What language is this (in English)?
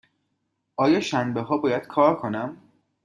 Persian